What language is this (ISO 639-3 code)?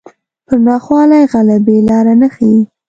pus